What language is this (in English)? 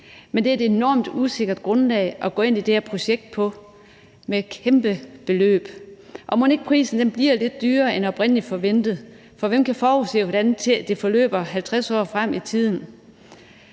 Danish